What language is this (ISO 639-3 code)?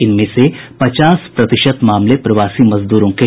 hin